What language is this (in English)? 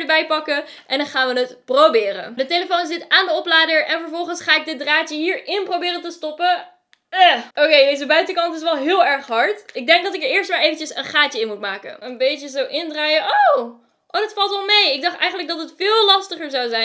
Dutch